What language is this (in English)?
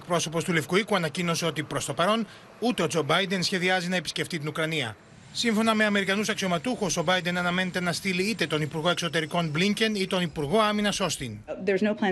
Greek